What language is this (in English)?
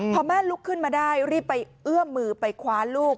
Thai